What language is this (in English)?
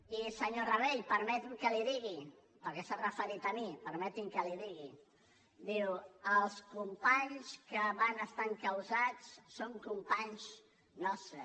Catalan